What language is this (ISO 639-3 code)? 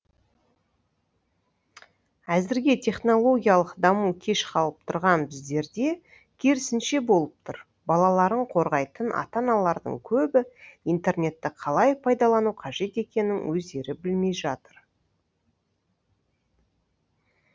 kaz